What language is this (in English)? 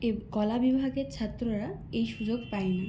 Bangla